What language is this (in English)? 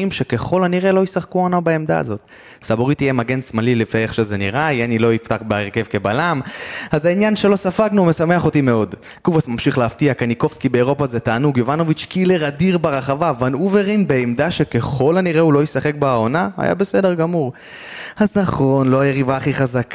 Hebrew